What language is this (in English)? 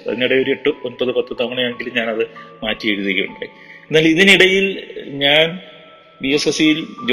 Malayalam